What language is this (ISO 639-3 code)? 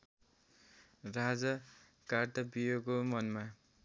nep